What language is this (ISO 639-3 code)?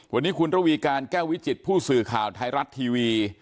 tha